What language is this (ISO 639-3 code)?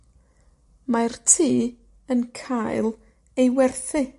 cym